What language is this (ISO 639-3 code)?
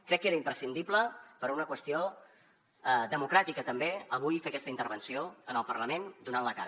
cat